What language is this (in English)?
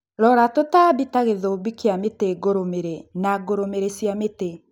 Kikuyu